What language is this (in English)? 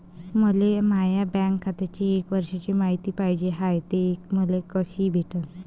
Marathi